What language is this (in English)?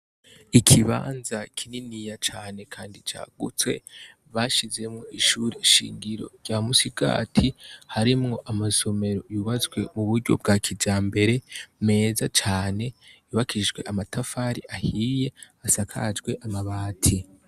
Rundi